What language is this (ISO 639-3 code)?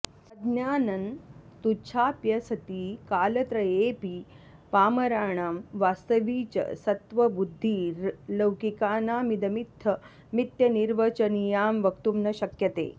san